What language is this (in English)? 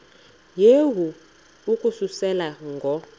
Xhosa